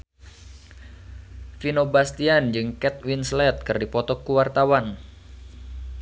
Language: Sundanese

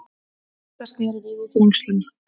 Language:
Icelandic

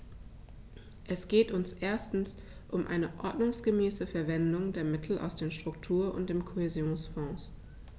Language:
German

